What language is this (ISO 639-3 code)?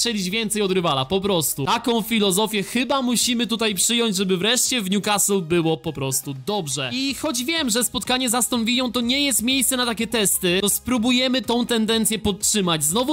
pol